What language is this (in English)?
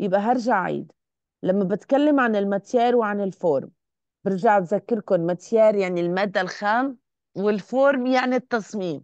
Arabic